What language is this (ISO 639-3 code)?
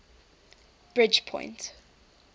eng